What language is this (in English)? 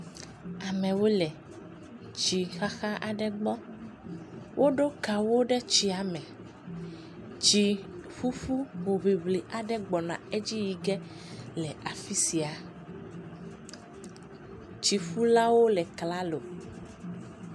Ewe